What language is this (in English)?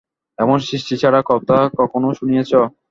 Bangla